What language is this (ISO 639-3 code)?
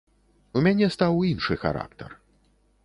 bel